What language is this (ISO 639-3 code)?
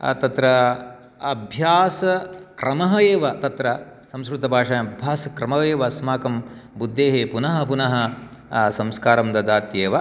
san